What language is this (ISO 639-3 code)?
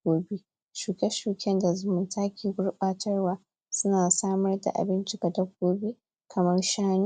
hau